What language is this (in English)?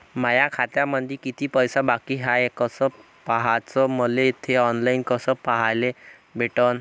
Marathi